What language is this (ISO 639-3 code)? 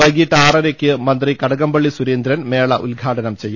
mal